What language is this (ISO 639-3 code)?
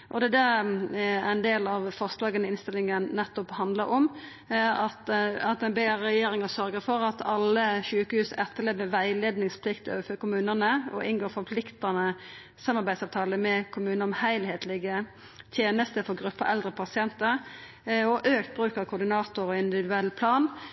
nno